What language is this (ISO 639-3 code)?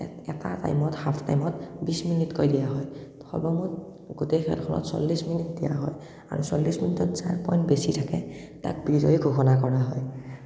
asm